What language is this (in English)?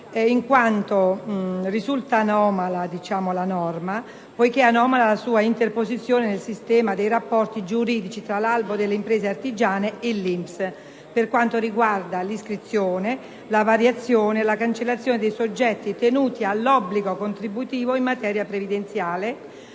Italian